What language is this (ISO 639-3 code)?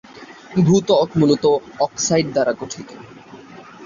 ben